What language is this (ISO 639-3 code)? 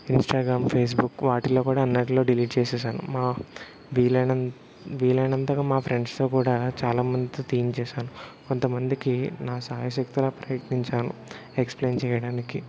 tel